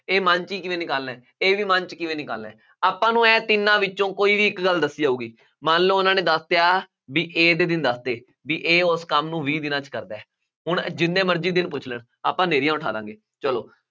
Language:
Punjabi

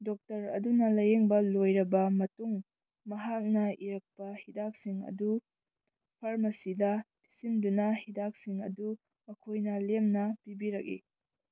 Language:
Manipuri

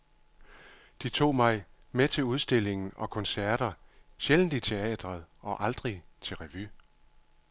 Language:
Danish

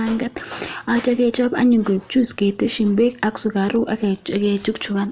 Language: Kalenjin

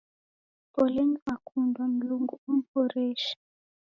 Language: Taita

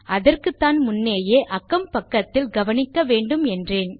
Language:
Tamil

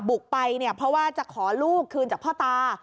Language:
Thai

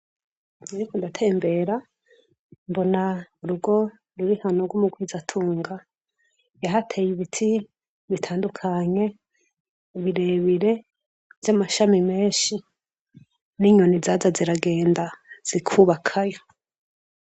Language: Rundi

